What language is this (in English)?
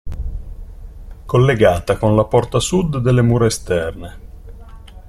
Italian